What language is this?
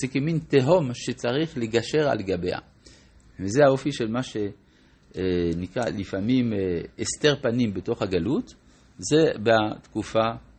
Hebrew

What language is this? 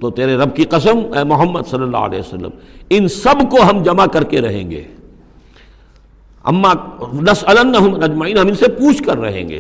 Urdu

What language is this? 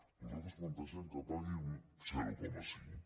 Catalan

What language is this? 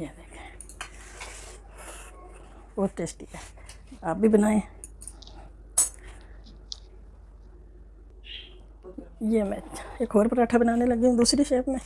Urdu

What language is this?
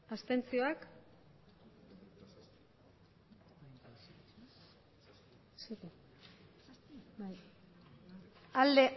Basque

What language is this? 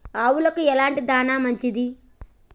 Telugu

